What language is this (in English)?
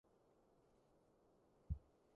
Cantonese